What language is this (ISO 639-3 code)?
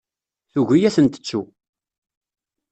kab